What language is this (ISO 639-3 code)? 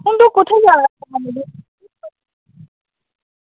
doi